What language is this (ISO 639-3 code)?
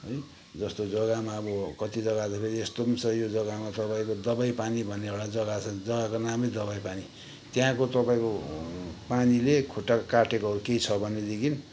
nep